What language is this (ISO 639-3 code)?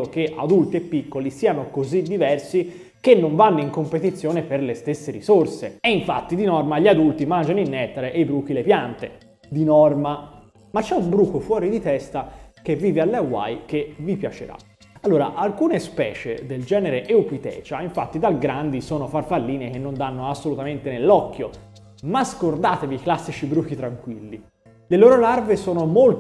ita